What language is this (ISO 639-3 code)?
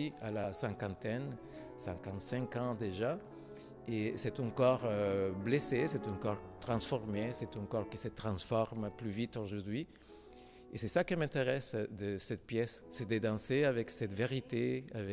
fra